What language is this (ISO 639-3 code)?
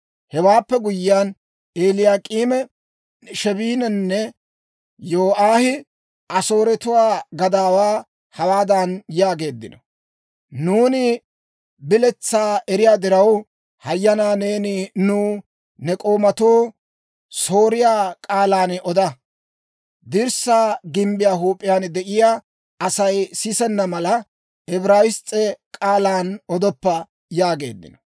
dwr